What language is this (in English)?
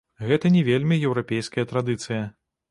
Belarusian